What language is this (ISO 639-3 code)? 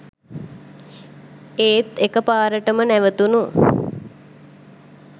sin